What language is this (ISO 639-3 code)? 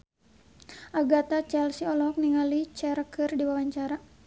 sun